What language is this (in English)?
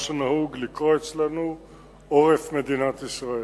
Hebrew